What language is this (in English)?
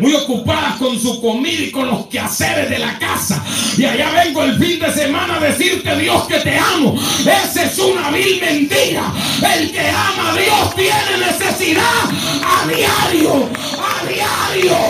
Spanish